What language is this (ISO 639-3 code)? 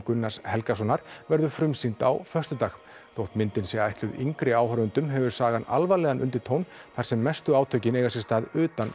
isl